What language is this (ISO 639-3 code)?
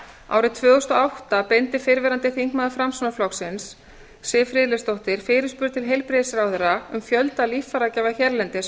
isl